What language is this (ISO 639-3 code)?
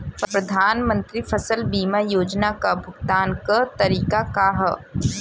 bho